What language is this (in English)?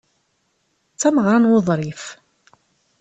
Kabyle